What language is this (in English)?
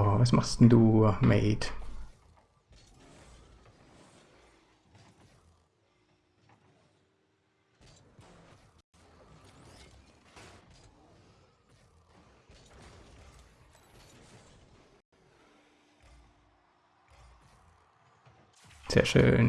German